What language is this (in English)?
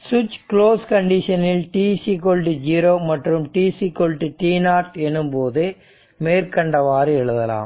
Tamil